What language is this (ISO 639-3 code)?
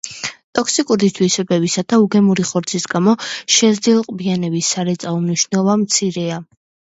kat